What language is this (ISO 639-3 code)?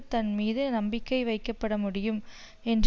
tam